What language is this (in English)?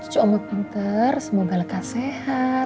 Indonesian